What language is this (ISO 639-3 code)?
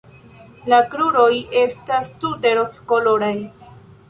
epo